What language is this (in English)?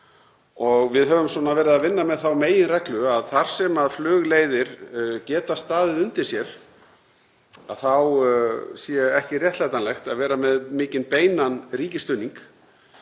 Icelandic